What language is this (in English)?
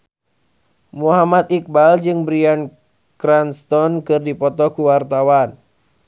Sundanese